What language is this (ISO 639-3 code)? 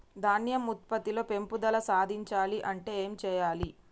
tel